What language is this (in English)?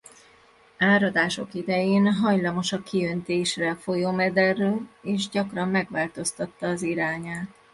Hungarian